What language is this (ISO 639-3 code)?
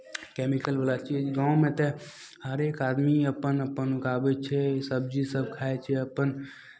mai